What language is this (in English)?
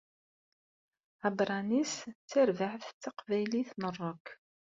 Kabyle